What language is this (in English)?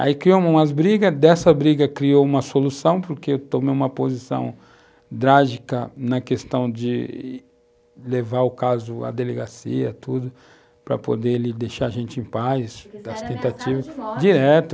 Portuguese